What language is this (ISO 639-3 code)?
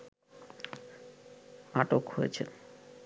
ben